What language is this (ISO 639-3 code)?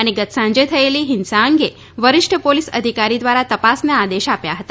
guj